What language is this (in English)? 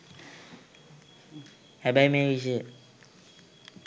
Sinhala